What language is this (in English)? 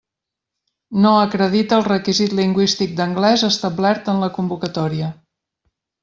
Catalan